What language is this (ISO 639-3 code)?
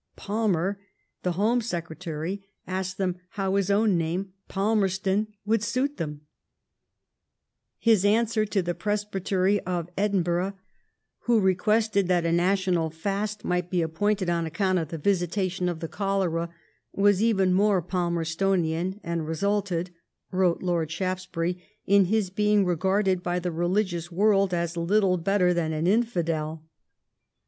eng